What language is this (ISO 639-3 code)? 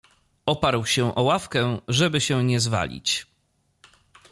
pol